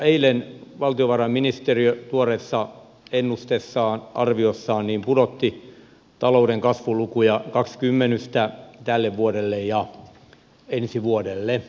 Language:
Finnish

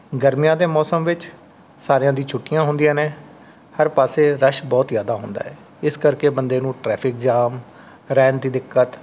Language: Punjabi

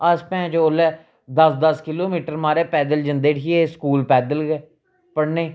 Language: Dogri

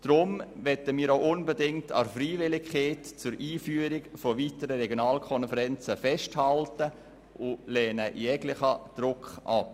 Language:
Swiss German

